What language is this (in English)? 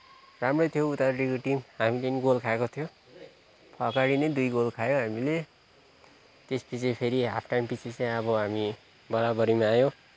Nepali